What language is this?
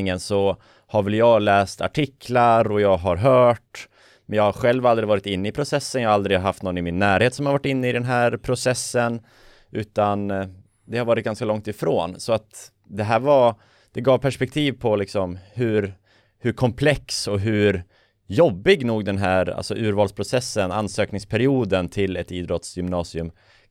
Swedish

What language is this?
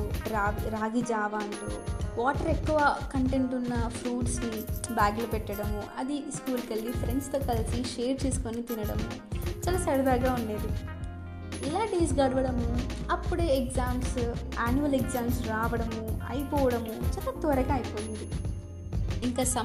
Telugu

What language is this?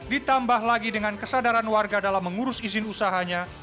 Indonesian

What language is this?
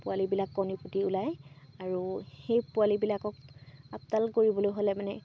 Assamese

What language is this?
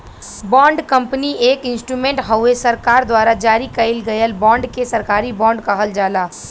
Bhojpuri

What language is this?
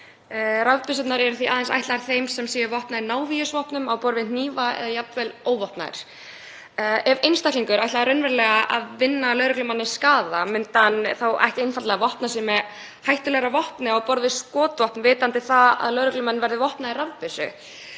Icelandic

